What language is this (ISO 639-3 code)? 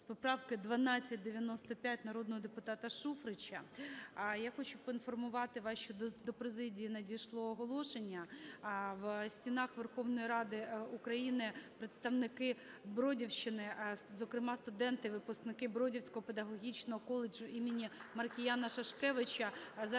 ukr